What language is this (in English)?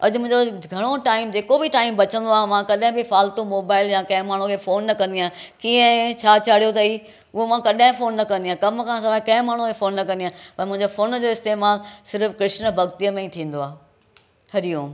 Sindhi